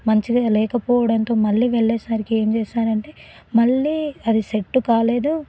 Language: Telugu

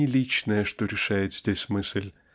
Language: Russian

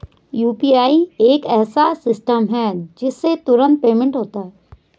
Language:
Hindi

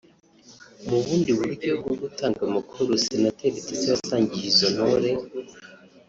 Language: Kinyarwanda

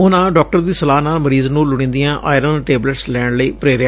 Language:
Punjabi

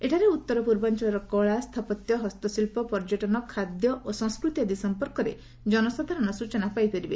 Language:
Odia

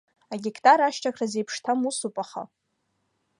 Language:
Abkhazian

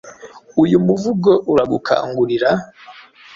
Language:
Kinyarwanda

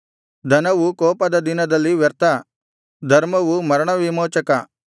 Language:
Kannada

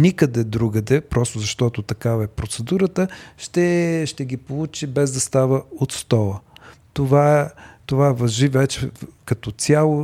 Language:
Bulgarian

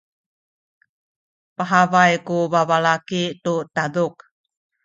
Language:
Sakizaya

